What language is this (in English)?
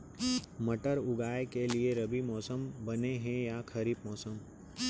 Chhattisgarhi